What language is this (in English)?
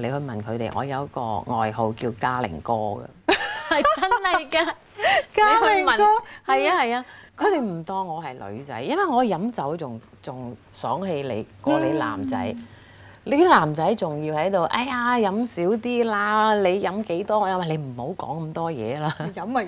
Chinese